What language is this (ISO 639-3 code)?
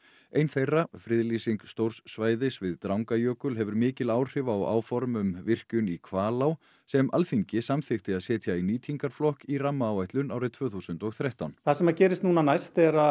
isl